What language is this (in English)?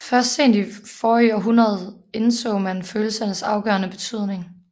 Danish